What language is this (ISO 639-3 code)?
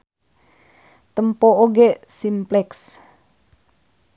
sun